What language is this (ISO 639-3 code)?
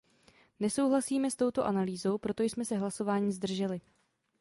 ces